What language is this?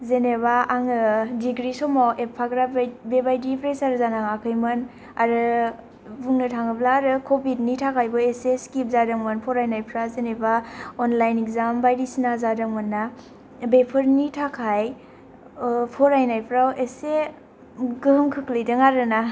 Bodo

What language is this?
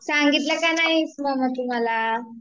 Marathi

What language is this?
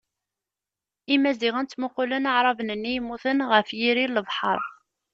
Kabyle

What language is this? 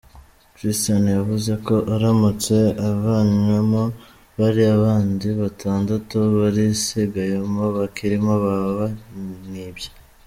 Kinyarwanda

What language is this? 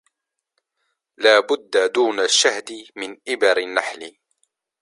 Arabic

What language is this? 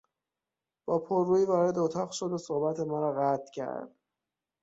Persian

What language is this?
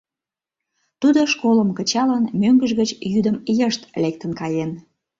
Mari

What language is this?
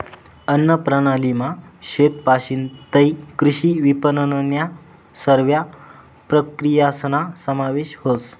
Marathi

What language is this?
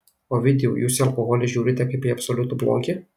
Lithuanian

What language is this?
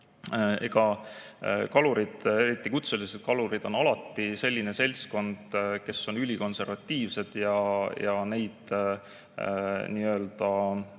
Estonian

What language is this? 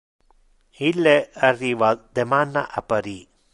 Interlingua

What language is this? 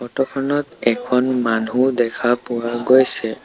Assamese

